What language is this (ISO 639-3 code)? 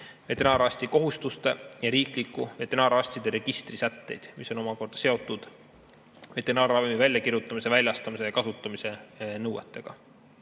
est